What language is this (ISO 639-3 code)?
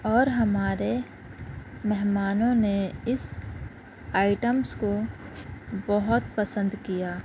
urd